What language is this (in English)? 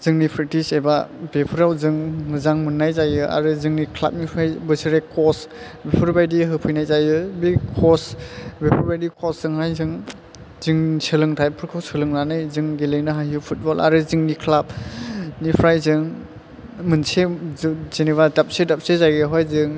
Bodo